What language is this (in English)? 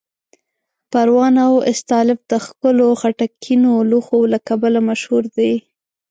Pashto